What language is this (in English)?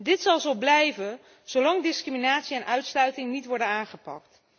Dutch